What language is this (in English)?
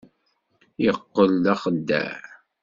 Kabyle